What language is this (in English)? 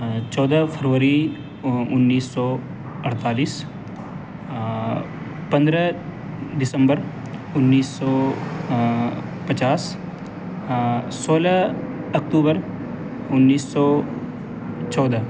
Urdu